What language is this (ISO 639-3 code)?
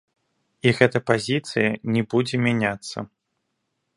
bel